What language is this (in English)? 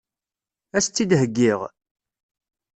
Kabyle